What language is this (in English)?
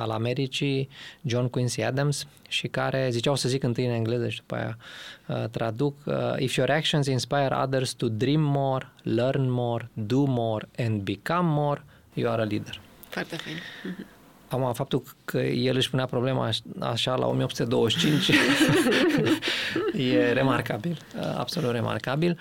Romanian